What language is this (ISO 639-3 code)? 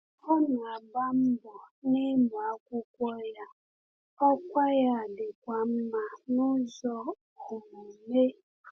ibo